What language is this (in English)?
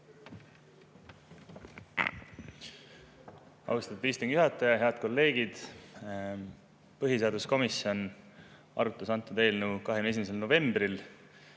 Estonian